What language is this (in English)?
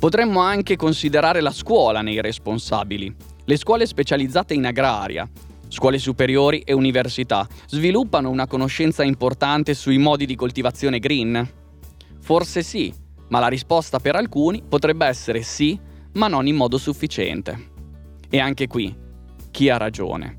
Italian